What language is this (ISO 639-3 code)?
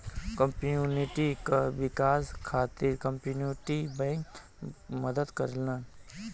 bho